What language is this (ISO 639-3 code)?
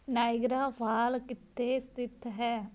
pan